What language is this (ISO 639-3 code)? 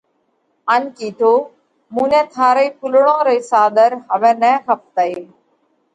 kvx